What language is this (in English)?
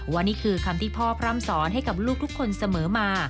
Thai